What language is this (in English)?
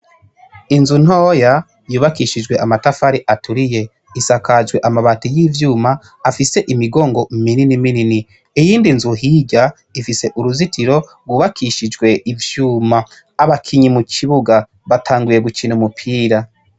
Rundi